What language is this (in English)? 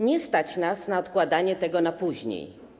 Polish